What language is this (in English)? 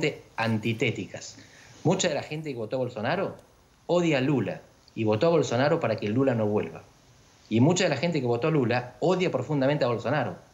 Spanish